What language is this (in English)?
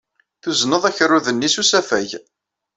Kabyle